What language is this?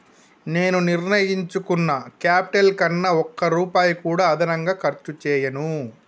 Telugu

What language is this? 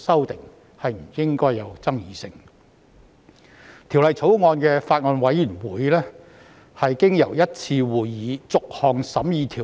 Cantonese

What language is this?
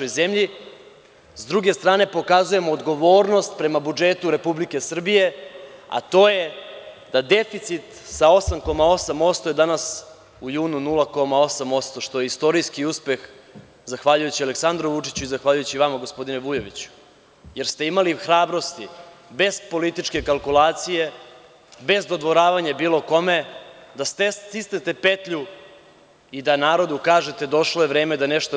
Serbian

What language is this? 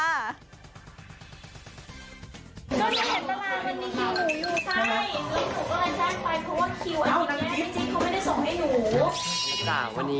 Thai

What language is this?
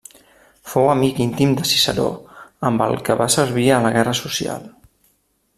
Catalan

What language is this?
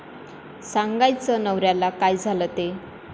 Marathi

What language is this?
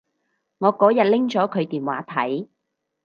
Cantonese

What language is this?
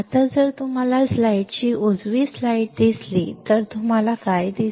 Marathi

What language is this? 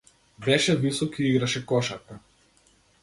Macedonian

